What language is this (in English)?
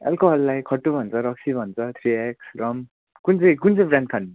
Nepali